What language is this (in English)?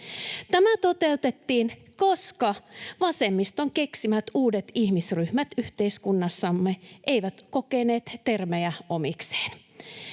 Finnish